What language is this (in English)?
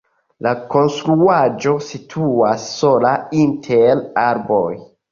Esperanto